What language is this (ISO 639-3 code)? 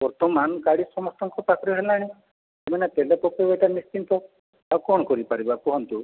ori